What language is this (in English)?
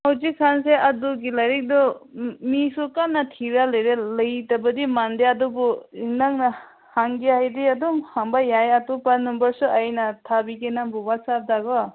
Manipuri